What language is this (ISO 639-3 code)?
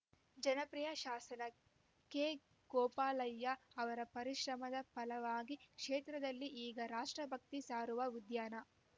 kan